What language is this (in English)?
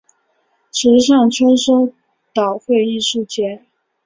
Chinese